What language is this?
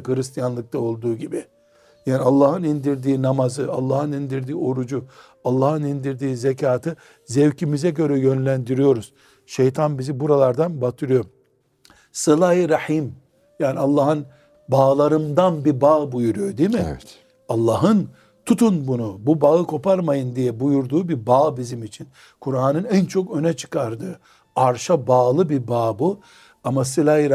Turkish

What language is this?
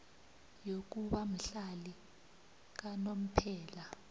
South Ndebele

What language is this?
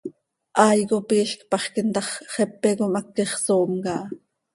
Seri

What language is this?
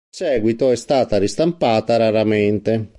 Italian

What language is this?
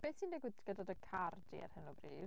Welsh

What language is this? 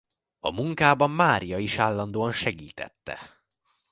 Hungarian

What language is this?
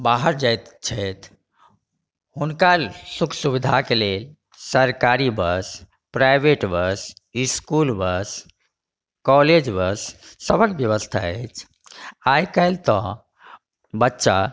Maithili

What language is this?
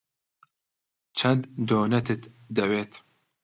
Central Kurdish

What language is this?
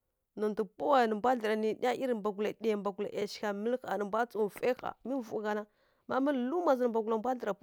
Kirya-Konzəl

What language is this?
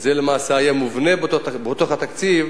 Hebrew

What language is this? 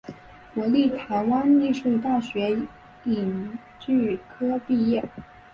Chinese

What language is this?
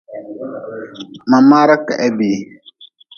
Nawdm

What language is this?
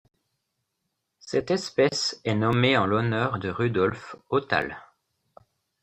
French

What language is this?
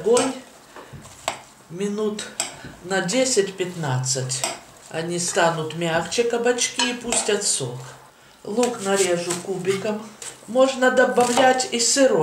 Russian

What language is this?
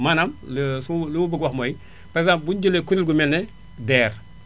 Wolof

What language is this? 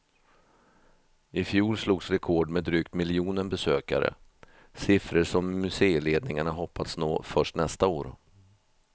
Swedish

